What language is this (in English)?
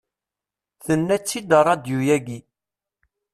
Kabyle